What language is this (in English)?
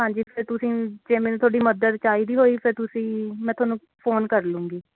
Punjabi